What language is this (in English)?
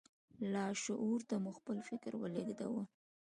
Pashto